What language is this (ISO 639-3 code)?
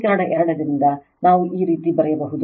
kan